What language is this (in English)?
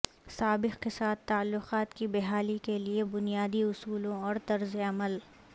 Urdu